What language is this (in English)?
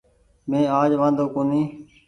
Goaria